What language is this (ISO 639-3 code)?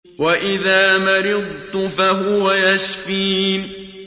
ara